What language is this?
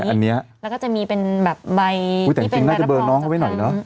Thai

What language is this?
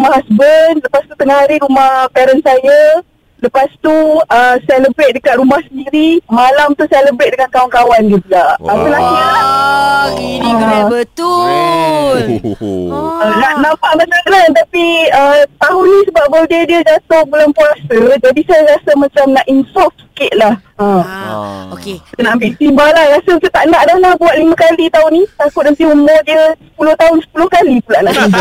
Malay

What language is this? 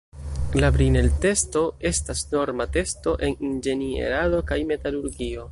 Esperanto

